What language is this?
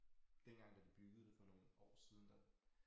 Danish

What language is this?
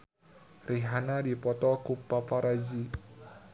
Sundanese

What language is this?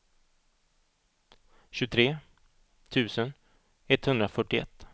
Swedish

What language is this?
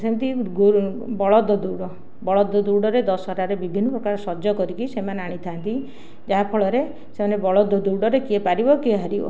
Odia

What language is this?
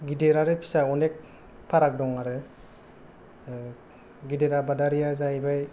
Bodo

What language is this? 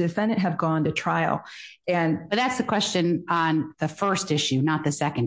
English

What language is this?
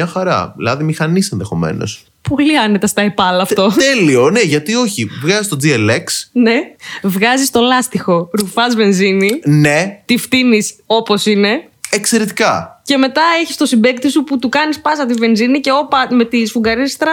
Greek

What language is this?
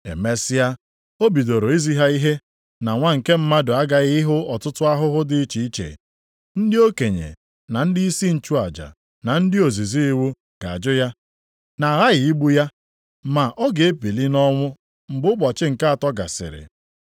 Igbo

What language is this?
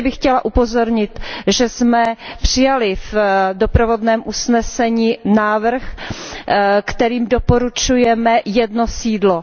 Czech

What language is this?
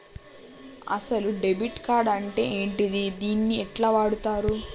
Telugu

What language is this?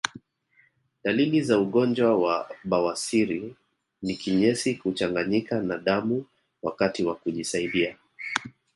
Swahili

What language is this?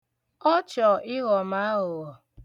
Igbo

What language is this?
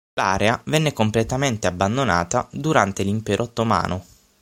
Italian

